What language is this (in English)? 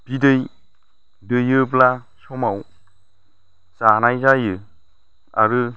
Bodo